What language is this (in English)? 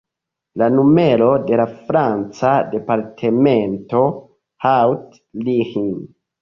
Esperanto